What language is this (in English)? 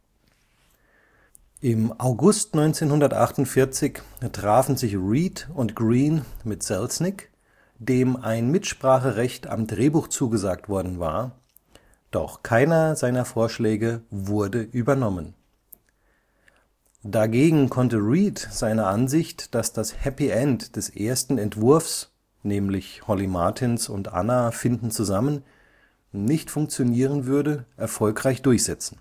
German